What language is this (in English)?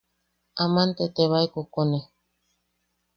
Yaqui